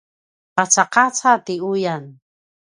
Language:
Paiwan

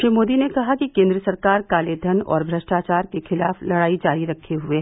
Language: Hindi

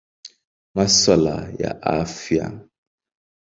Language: Swahili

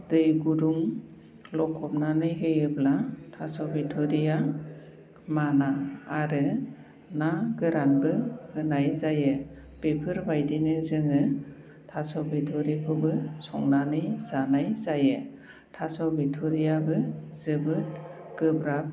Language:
Bodo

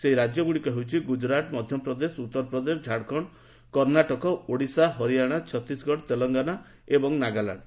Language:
Odia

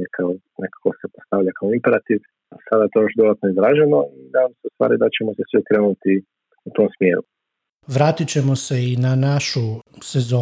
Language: Croatian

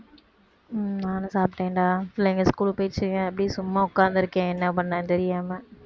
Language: Tamil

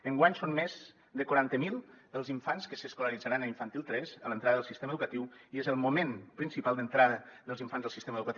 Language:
Catalan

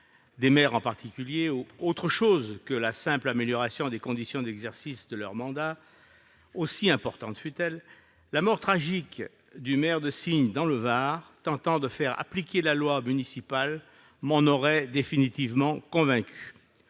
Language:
French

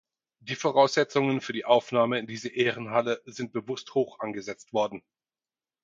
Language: German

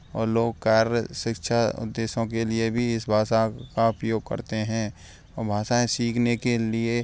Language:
Hindi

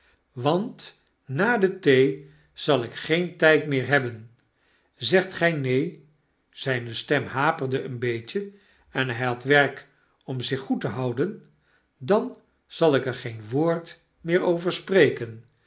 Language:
Dutch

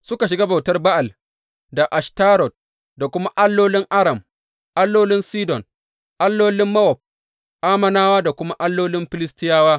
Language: Hausa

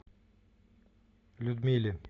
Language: Russian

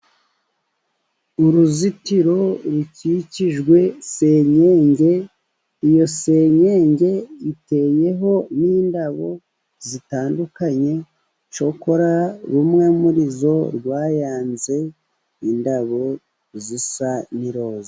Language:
Kinyarwanda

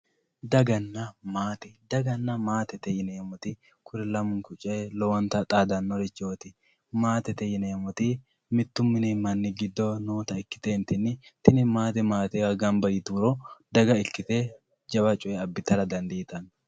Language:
Sidamo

